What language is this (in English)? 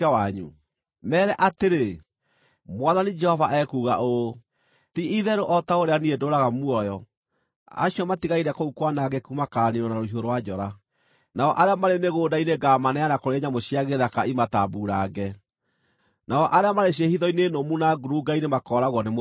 Kikuyu